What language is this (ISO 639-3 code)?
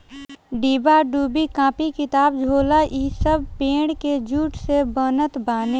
bho